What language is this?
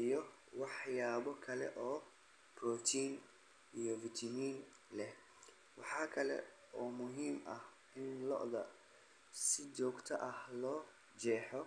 Somali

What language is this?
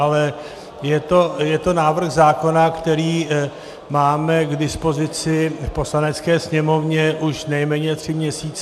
Czech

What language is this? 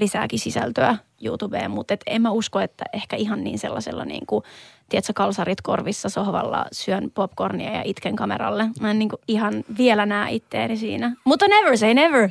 Finnish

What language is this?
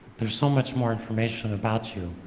English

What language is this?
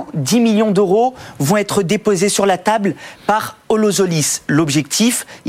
French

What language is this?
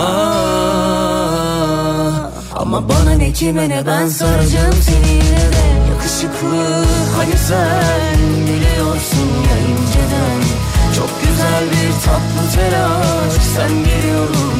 Turkish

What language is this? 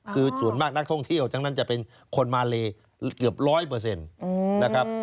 Thai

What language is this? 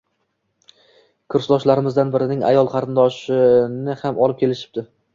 Uzbek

